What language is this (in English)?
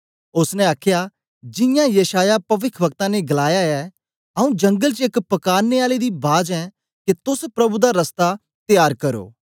Dogri